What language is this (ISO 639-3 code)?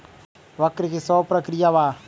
mag